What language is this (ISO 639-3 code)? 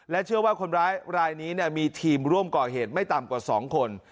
tha